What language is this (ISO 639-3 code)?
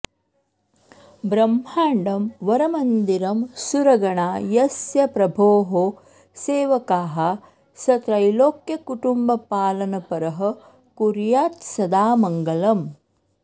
san